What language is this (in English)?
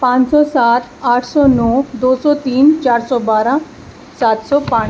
Urdu